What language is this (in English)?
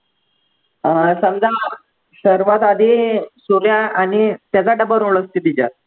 Marathi